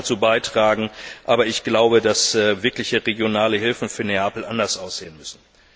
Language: German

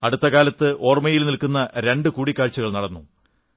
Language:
Malayalam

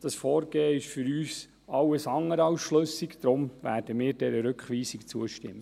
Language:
Swiss German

